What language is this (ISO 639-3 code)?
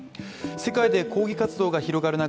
jpn